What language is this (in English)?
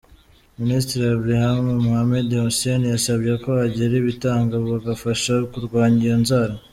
Kinyarwanda